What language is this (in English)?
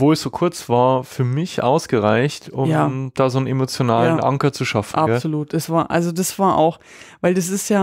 German